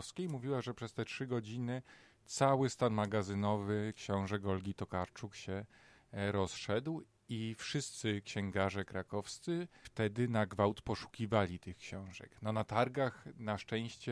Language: Polish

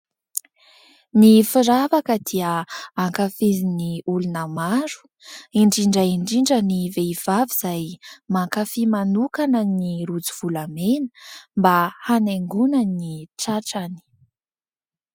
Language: Malagasy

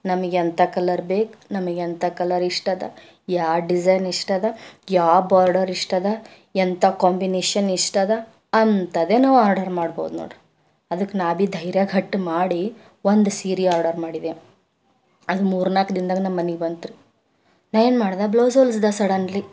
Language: Kannada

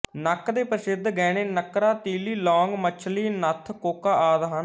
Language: Punjabi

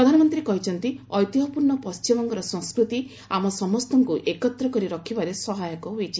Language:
Odia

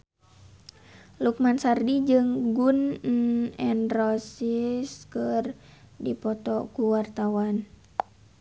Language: Sundanese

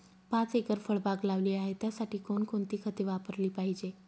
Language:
Marathi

